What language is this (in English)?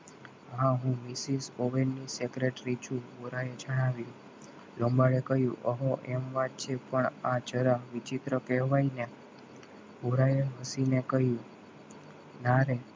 Gujarati